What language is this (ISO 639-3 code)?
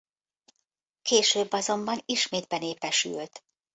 hun